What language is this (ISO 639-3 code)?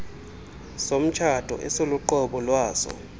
xho